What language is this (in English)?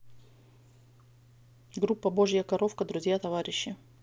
Russian